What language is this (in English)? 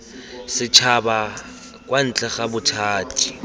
Tswana